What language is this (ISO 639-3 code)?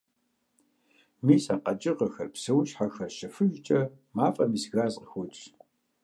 kbd